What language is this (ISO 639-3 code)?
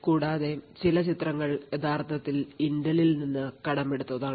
mal